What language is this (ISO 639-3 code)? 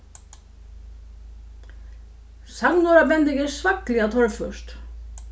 fao